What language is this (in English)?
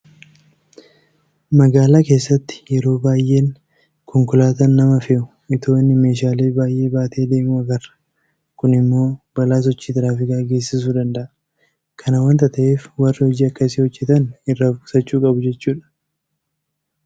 Oromo